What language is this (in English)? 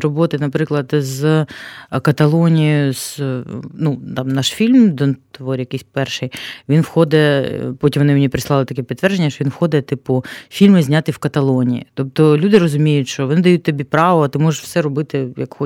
Ukrainian